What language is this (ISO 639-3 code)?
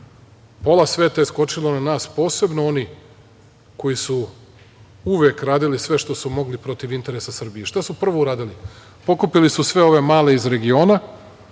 srp